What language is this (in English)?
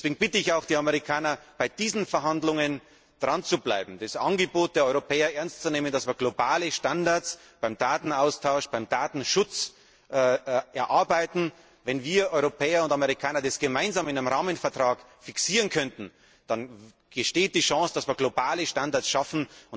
German